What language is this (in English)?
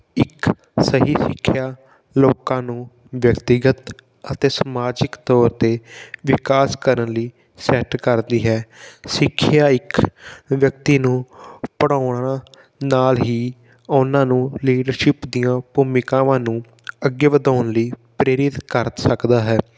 Punjabi